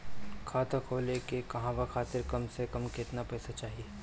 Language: Bhojpuri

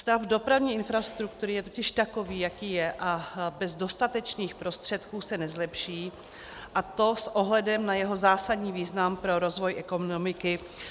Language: Czech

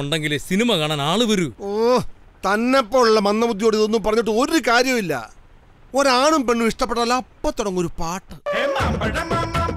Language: Malayalam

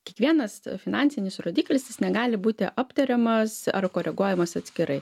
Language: Lithuanian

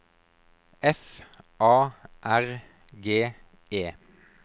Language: Norwegian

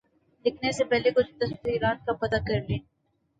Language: Urdu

